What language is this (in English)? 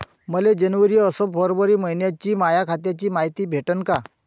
Marathi